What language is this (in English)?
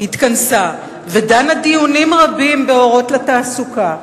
Hebrew